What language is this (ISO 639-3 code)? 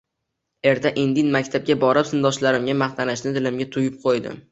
uzb